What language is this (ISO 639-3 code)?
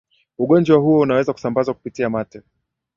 swa